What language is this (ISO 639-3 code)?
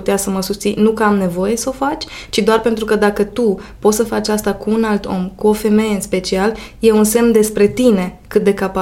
ron